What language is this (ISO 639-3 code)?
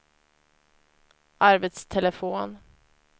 swe